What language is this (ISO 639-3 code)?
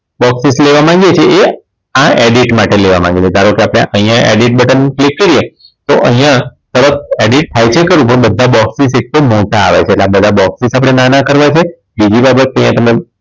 guj